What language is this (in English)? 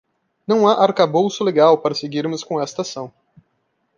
Portuguese